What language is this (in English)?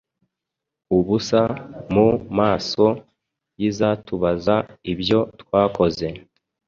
Kinyarwanda